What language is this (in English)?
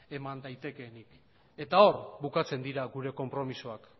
Basque